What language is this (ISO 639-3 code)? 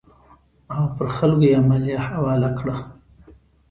pus